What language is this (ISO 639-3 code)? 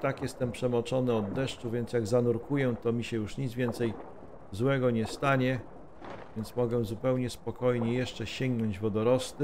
pol